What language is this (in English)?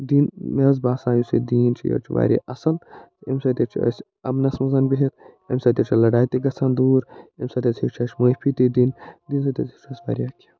Kashmiri